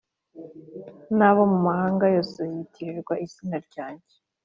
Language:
Kinyarwanda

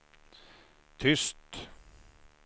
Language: Swedish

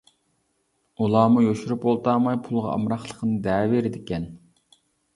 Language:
Uyghur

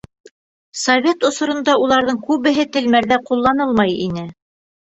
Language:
Bashkir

